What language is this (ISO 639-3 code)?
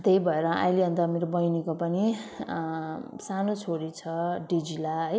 nep